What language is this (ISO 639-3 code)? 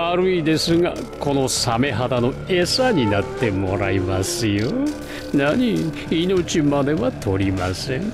jpn